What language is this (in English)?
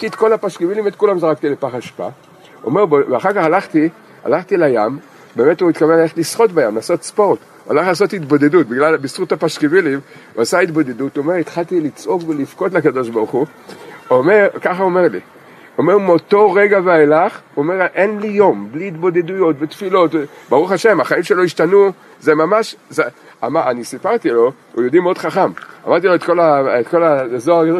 Hebrew